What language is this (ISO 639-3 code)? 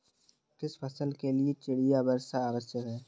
hin